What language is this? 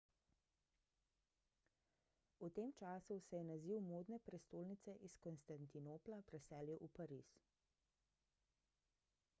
Slovenian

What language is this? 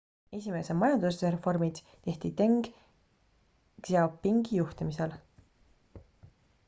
Estonian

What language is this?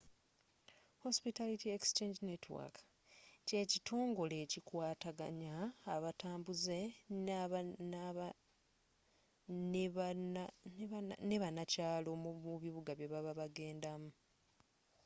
Ganda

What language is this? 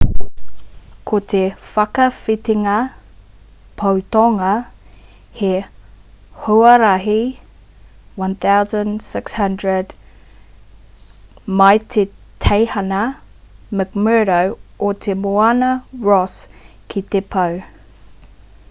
Māori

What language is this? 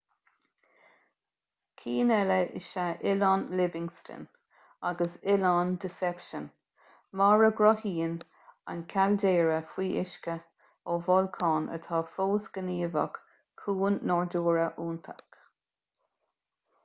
Irish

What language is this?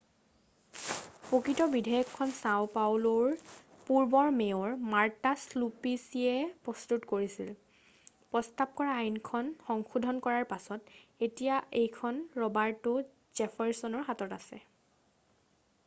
Assamese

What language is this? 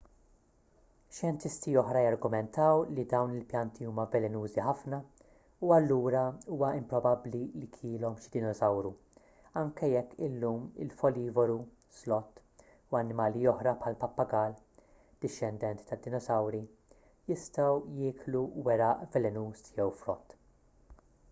Maltese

